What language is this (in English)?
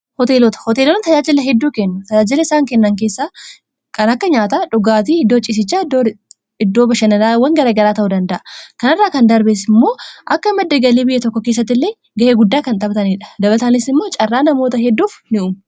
Oromo